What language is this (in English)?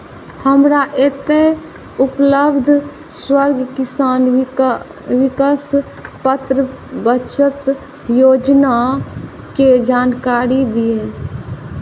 Maithili